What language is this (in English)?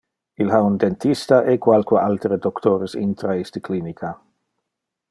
Interlingua